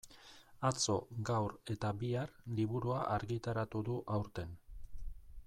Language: Basque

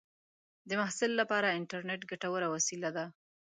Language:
Pashto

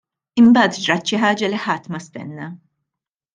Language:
Maltese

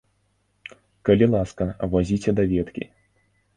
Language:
Belarusian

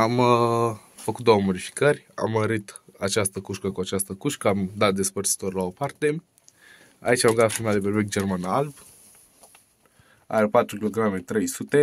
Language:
Romanian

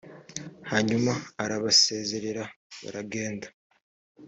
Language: Kinyarwanda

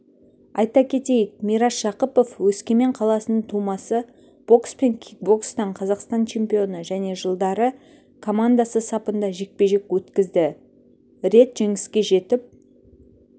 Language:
Kazakh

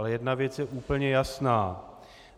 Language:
Czech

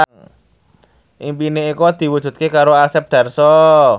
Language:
Javanese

